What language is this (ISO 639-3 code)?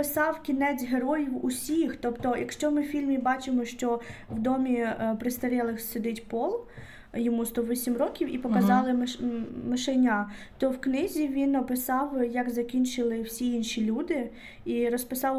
ukr